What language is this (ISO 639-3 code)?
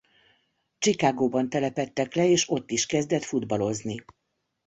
hun